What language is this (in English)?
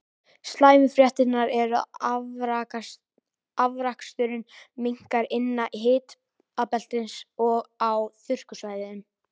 Icelandic